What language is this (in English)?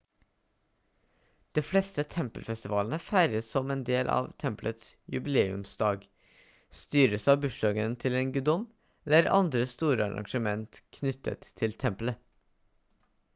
Norwegian Bokmål